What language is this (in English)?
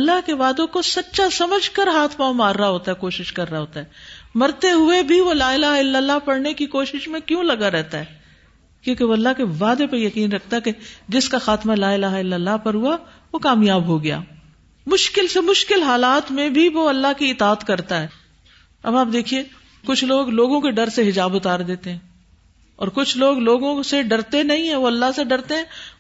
Urdu